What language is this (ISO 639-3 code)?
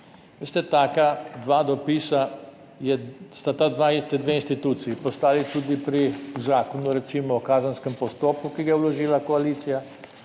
slv